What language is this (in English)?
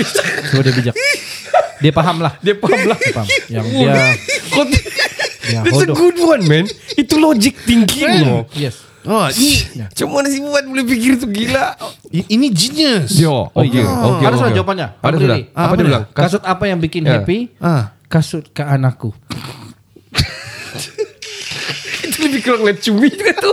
Malay